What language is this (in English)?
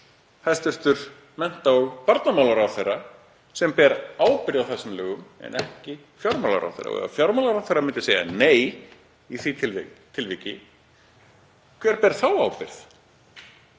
Icelandic